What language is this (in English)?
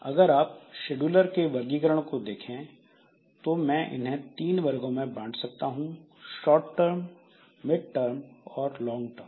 Hindi